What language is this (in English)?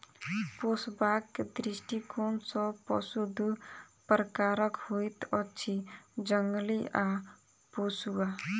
Maithili